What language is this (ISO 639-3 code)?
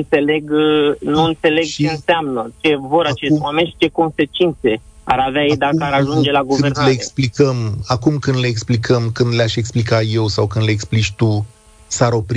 ron